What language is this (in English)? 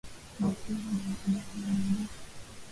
Swahili